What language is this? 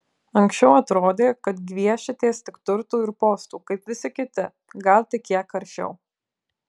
Lithuanian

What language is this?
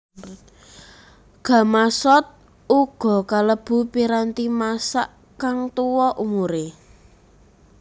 Javanese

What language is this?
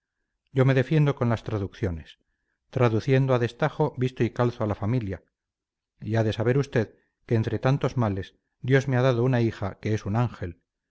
Spanish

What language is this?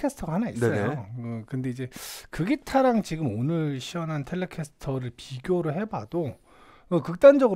Korean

